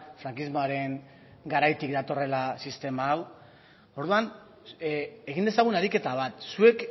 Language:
Basque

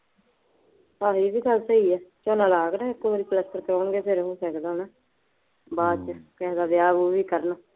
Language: Punjabi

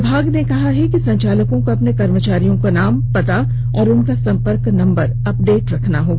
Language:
Hindi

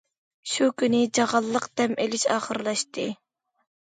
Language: Uyghur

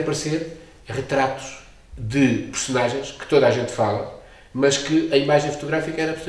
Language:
Portuguese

